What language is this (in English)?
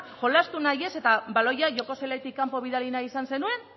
Basque